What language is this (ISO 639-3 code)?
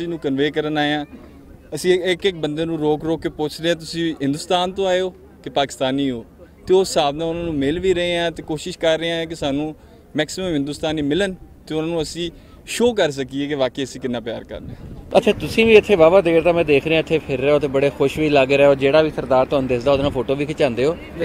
pan